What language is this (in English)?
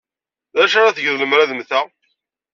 Kabyle